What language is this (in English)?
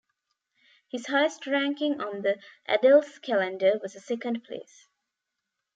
English